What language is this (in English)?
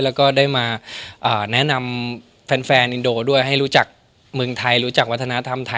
Thai